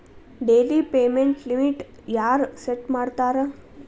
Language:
Kannada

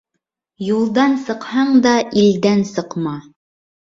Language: Bashkir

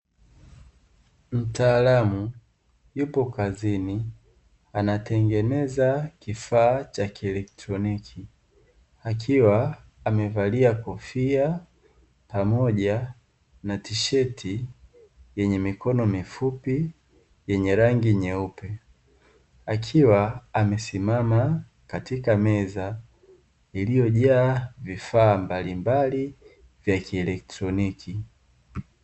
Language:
Swahili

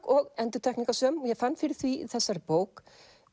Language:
Icelandic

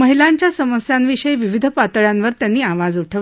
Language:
Marathi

